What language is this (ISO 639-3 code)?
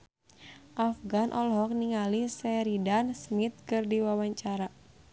sun